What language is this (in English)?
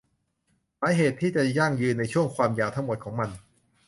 Thai